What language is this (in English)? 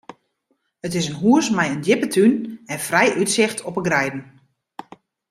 Western Frisian